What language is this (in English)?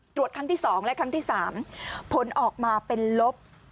Thai